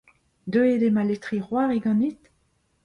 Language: Breton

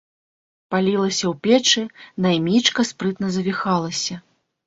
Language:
Belarusian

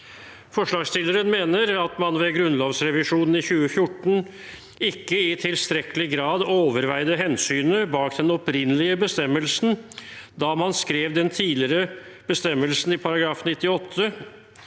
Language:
Norwegian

